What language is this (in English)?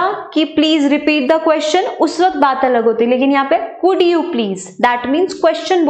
Hindi